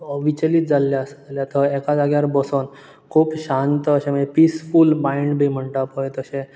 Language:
Konkani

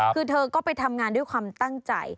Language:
Thai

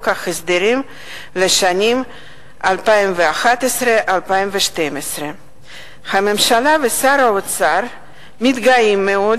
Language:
Hebrew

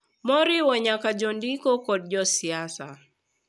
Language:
Luo (Kenya and Tanzania)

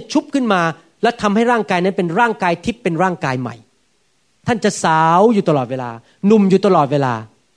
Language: Thai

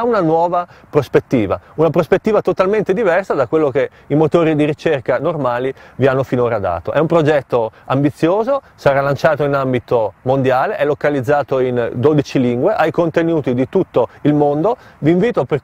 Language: Italian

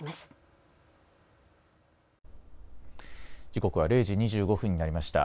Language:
Japanese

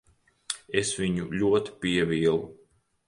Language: Latvian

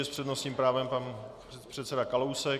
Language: Czech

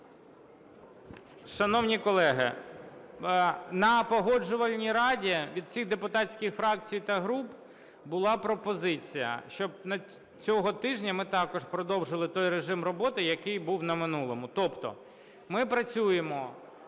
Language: Ukrainian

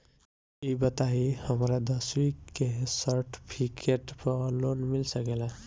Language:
Bhojpuri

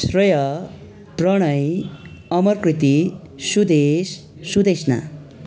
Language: Nepali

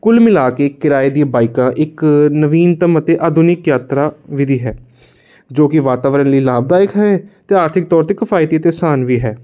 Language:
Punjabi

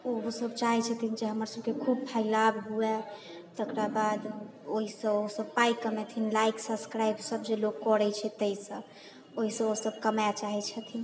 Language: Maithili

